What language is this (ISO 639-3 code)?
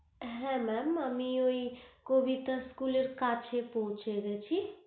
ben